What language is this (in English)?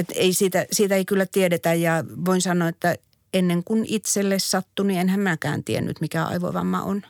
Finnish